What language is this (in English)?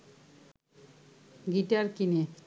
Bangla